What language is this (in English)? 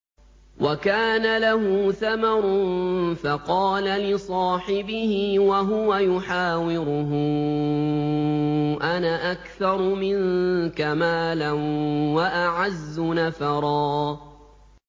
Arabic